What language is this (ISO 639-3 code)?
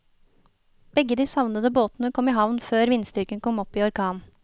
nor